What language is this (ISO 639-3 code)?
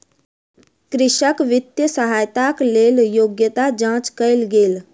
mai